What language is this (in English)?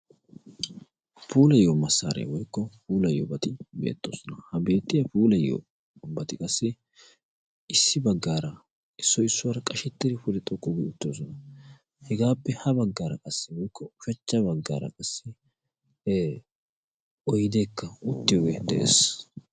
Wolaytta